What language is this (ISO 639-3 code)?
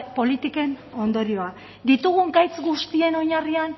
eus